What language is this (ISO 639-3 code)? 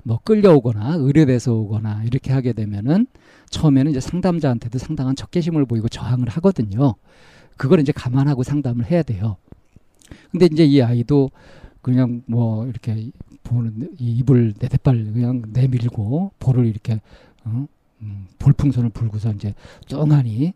kor